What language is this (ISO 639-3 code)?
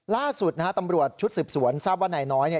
tha